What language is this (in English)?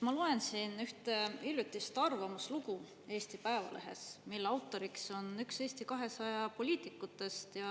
Estonian